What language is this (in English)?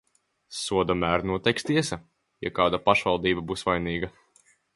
Latvian